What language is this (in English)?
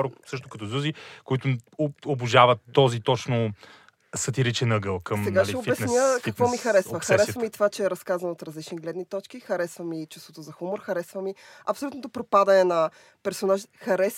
Bulgarian